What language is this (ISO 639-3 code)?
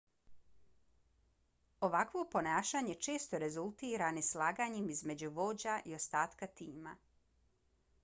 bos